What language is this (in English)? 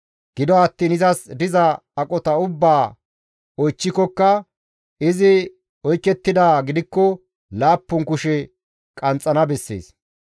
Gamo